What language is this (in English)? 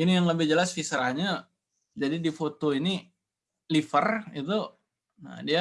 Indonesian